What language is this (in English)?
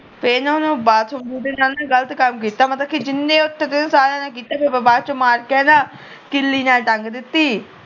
Punjabi